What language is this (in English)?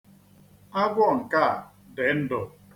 Igbo